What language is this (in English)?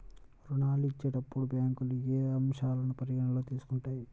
Telugu